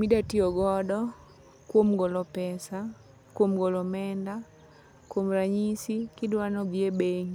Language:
Luo (Kenya and Tanzania)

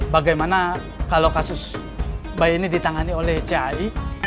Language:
Indonesian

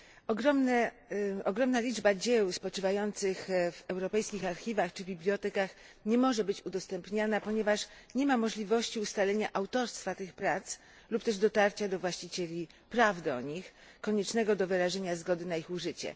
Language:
Polish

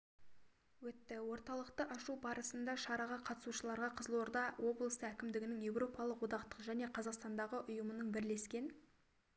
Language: Kazakh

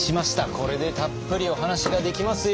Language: Japanese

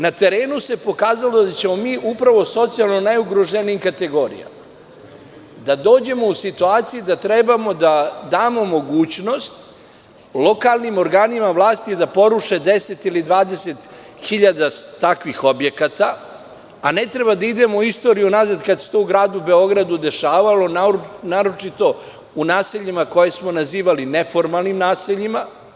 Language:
Serbian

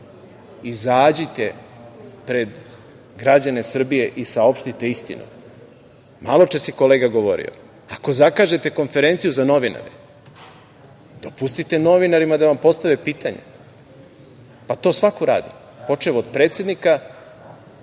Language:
Serbian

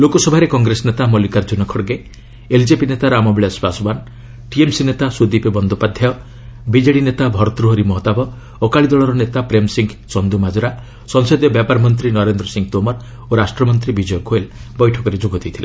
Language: Odia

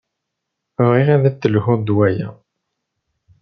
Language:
Kabyle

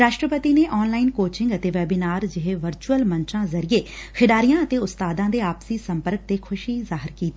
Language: Punjabi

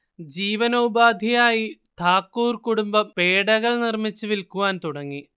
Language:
Malayalam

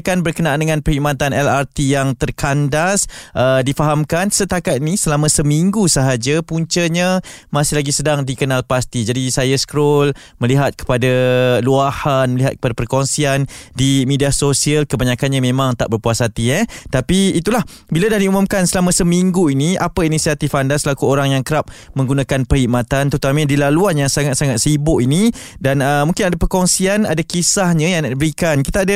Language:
Malay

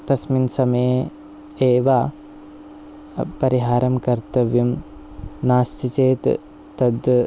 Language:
Sanskrit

